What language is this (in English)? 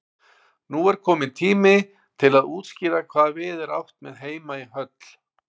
Icelandic